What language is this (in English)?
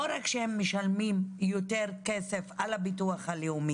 Hebrew